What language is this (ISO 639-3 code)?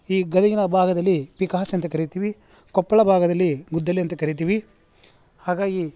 kan